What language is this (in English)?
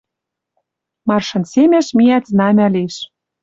Western Mari